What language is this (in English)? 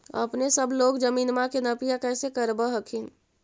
Magahi